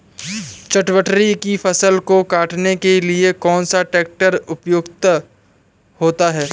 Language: Hindi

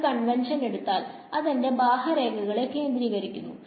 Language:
Malayalam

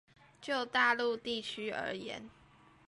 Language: Chinese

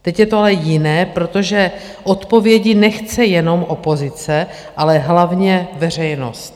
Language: Czech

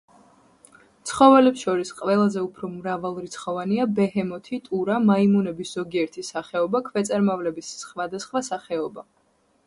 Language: Georgian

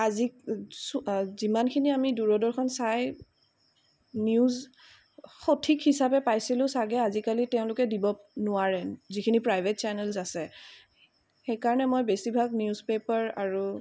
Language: Assamese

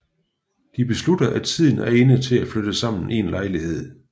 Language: Danish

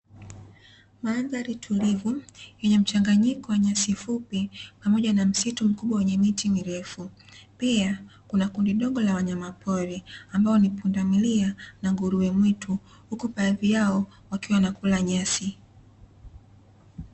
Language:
Swahili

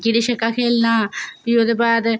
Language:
Dogri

